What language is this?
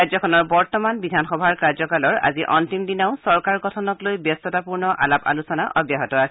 Assamese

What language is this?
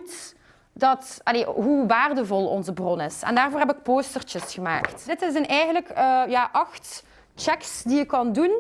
Dutch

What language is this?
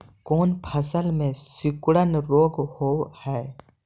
Magahi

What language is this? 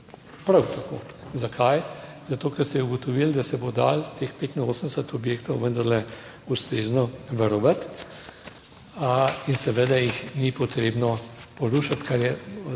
Slovenian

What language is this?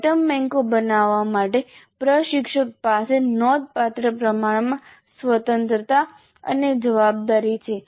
Gujarati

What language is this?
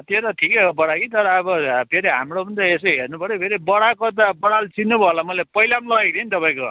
Nepali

